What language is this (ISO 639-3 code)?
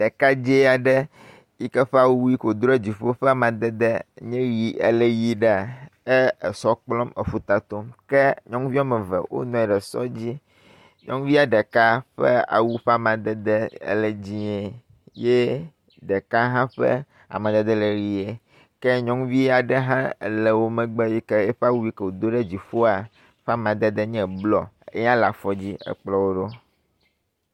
ewe